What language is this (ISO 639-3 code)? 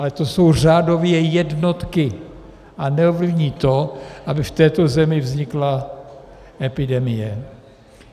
ces